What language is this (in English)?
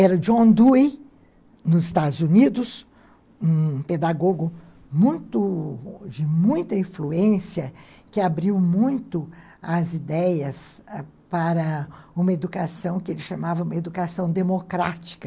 Portuguese